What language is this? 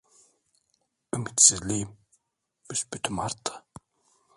Turkish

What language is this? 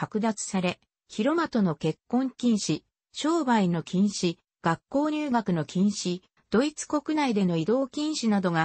Japanese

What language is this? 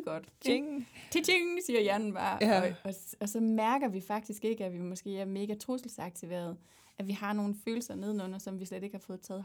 Danish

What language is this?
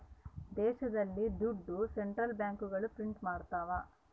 Kannada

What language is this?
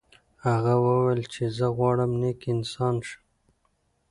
Pashto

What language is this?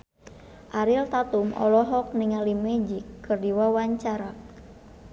Sundanese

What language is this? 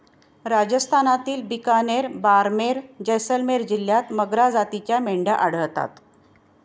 Marathi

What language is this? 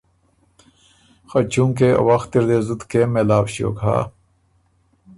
Ormuri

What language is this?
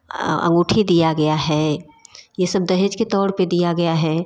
Hindi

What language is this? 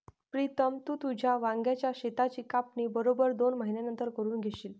Marathi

